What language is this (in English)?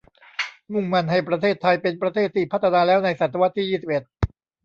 Thai